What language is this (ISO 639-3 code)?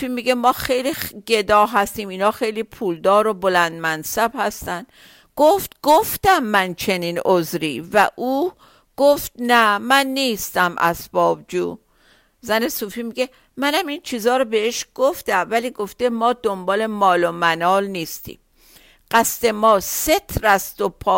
fas